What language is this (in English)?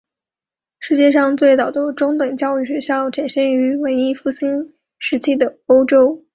Chinese